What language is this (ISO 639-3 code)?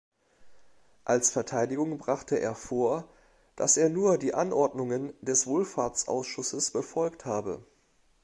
deu